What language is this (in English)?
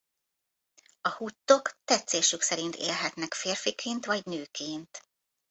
Hungarian